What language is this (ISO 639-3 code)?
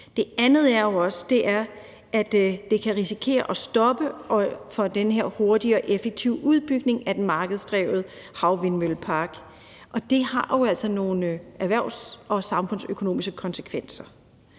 dan